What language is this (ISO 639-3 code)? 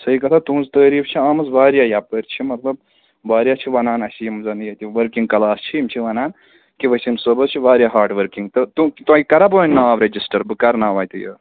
kas